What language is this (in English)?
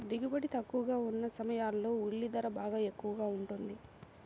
Telugu